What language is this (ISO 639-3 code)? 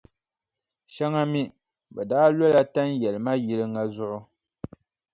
dag